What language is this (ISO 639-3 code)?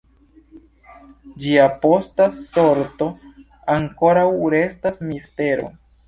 epo